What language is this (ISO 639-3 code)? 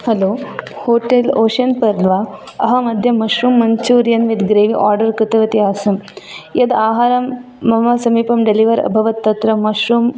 san